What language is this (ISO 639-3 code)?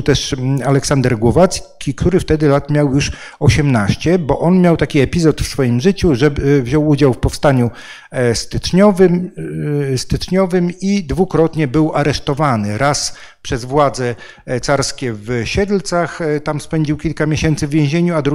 pol